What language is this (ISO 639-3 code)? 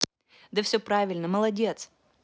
rus